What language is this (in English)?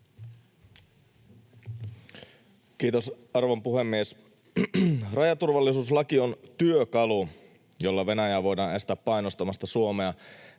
Finnish